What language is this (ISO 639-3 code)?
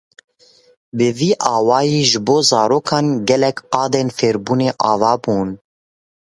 kur